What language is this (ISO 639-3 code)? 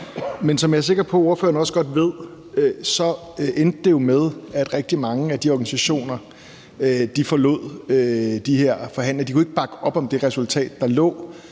dan